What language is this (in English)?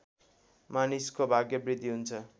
Nepali